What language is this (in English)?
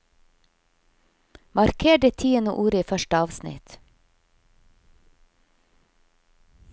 Norwegian